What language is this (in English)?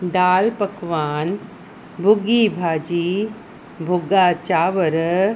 Sindhi